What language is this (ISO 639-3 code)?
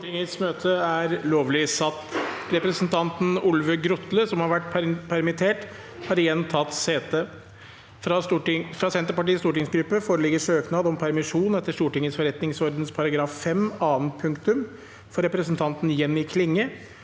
nor